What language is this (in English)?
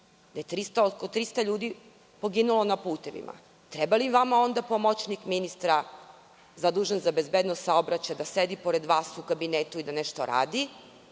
Serbian